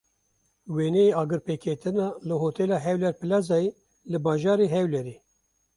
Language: Kurdish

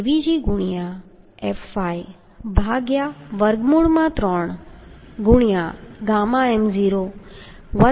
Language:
Gujarati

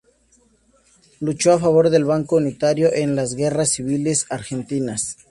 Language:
Spanish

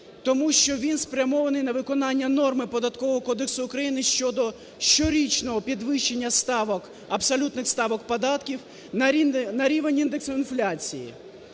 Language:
Ukrainian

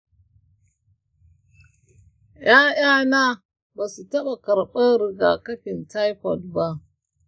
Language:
Hausa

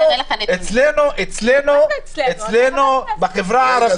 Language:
Hebrew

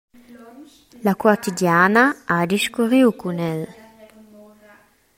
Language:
Romansh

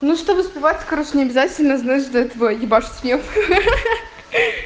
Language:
Russian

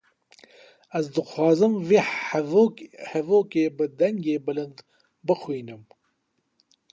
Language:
Kurdish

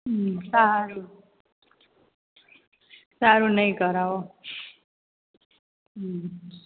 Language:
Gujarati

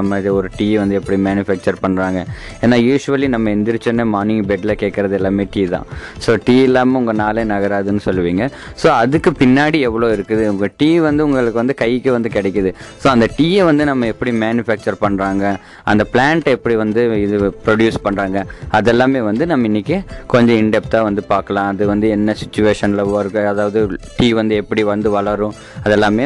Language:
Tamil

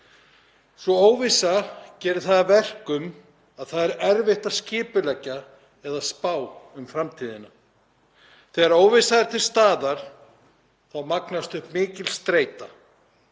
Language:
Icelandic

